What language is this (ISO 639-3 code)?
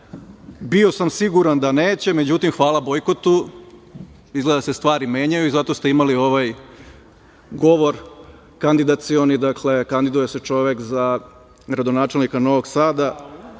srp